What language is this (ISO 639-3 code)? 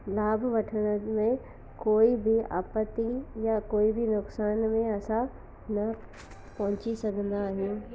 snd